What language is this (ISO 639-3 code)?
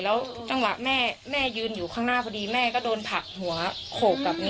tha